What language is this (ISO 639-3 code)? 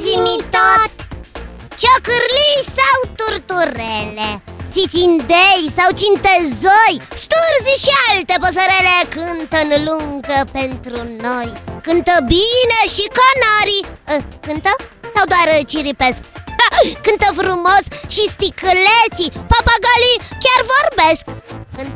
ron